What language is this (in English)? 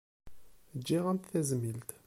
Kabyle